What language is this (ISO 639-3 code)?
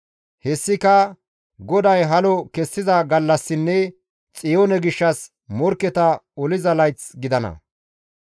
gmv